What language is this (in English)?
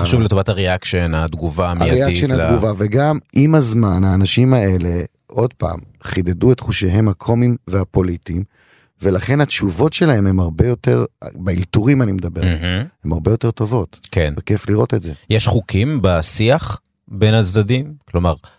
Hebrew